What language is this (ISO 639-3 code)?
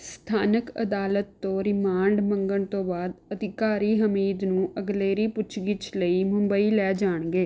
pan